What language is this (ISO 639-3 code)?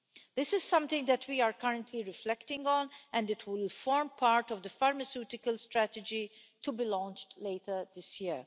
eng